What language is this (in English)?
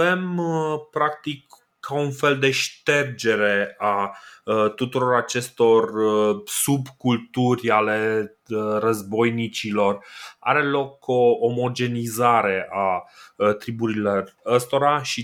Romanian